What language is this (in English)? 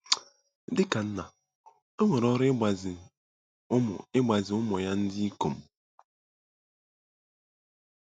Igbo